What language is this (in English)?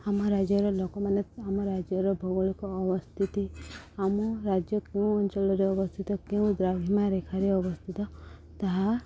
Odia